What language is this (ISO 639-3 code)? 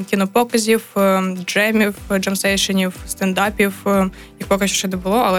ukr